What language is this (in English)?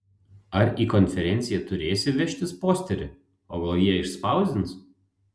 Lithuanian